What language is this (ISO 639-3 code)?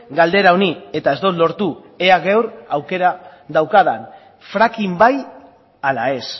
eus